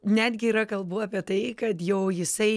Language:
Lithuanian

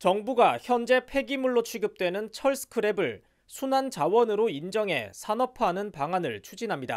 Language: Korean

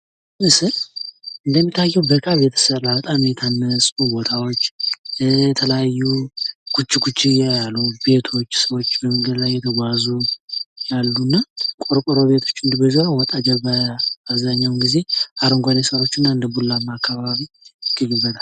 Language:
Amharic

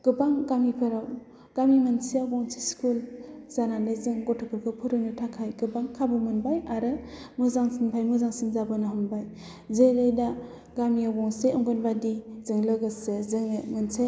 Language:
Bodo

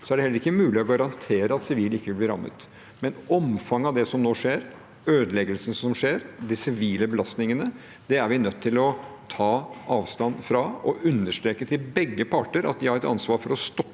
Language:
Norwegian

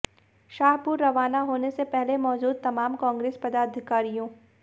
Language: Hindi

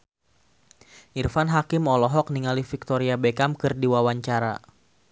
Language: Sundanese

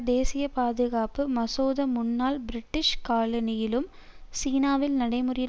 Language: Tamil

